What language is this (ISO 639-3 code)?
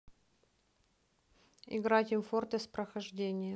rus